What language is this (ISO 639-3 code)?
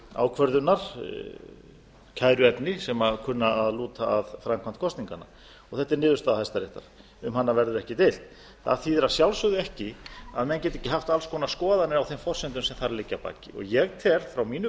isl